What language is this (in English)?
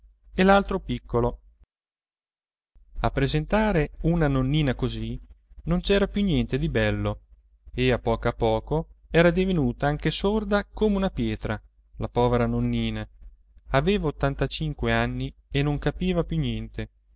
Italian